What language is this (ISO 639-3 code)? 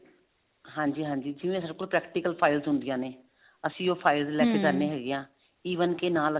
pan